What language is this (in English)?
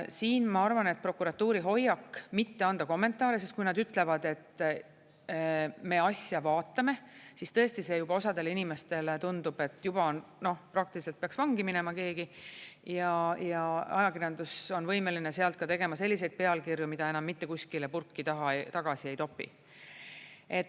Estonian